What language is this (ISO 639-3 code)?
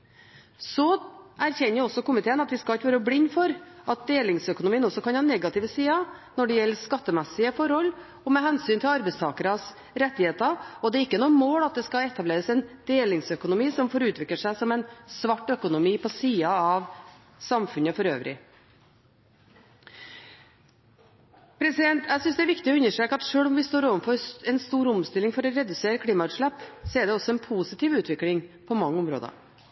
nob